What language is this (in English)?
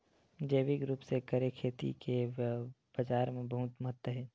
Chhattisgarhi